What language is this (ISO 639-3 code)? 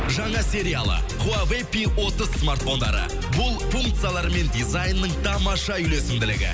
kaz